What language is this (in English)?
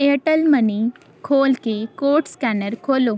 Punjabi